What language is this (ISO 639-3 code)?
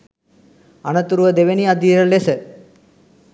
sin